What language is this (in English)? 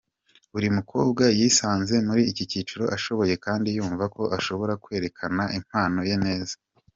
Kinyarwanda